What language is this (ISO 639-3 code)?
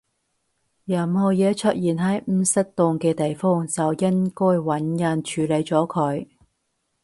yue